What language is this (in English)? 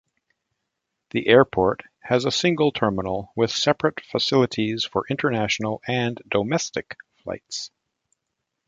English